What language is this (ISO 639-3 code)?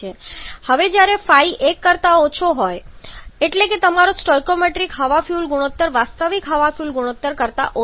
guj